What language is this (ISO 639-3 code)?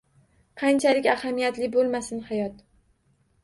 uzb